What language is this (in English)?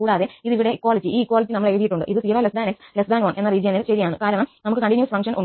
Malayalam